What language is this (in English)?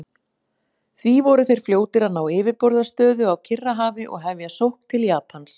Icelandic